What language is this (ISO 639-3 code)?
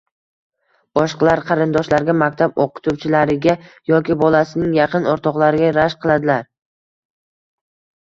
uzb